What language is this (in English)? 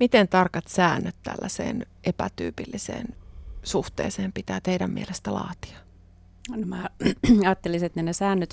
Finnish